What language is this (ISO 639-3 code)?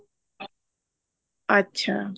pan